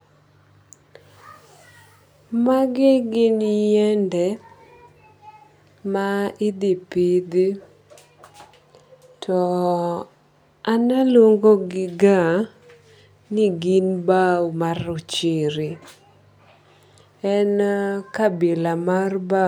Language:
Luo (Kenya and Tanzania)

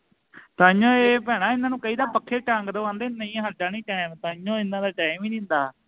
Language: Punjabi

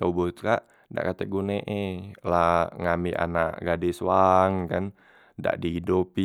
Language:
Musi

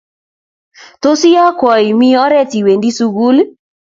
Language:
Kalenjin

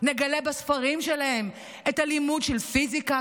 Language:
Hebrew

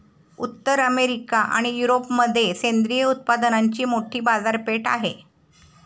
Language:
Marathi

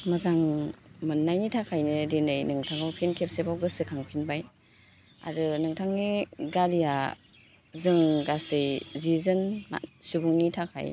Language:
Bodo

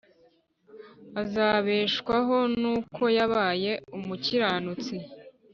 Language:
Kinyarwanda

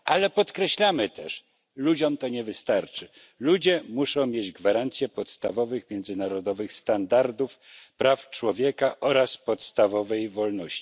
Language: Polish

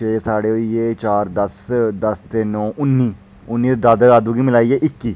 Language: Dogri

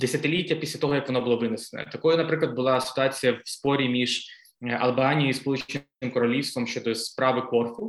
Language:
Ukrainian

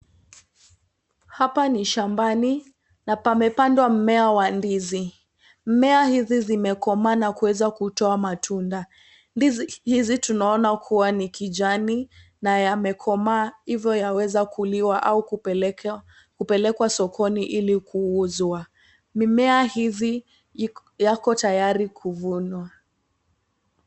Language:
Swahili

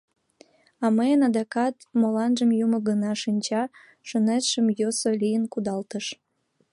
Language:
Mari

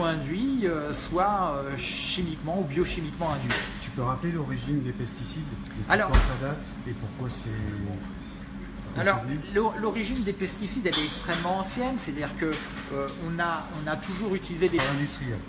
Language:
French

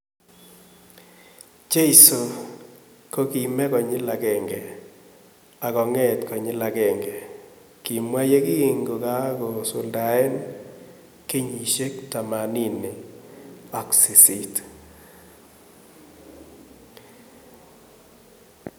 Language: Kalenjin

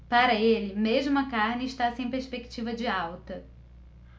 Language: Portuguese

